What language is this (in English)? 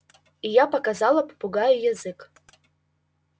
Russian